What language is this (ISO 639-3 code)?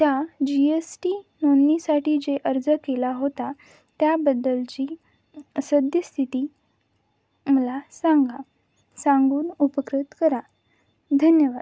mar